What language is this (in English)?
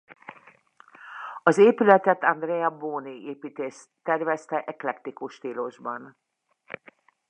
Hungarian